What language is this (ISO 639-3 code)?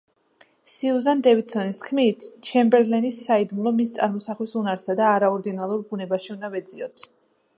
kat